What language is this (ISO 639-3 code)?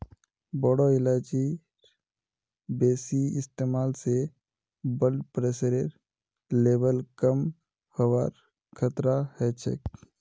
mag